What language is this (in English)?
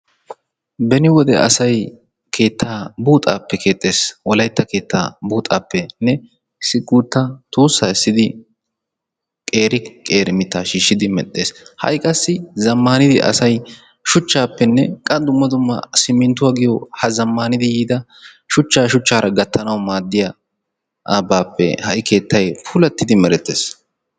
Wolaytta